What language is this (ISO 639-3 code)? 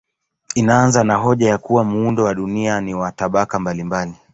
swa